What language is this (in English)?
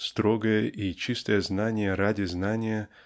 Russian